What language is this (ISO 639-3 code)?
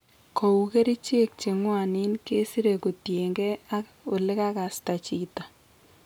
kln